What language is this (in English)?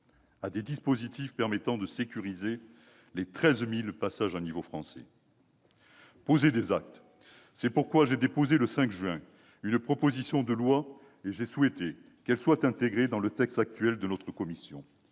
French